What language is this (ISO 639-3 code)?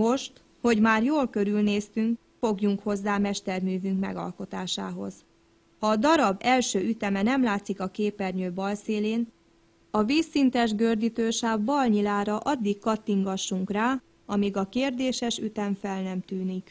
hun